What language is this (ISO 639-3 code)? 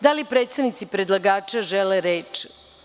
srp